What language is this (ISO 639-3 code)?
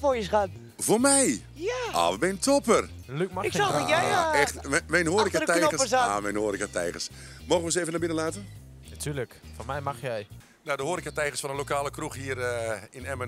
nld